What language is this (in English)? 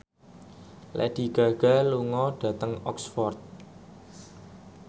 Javanese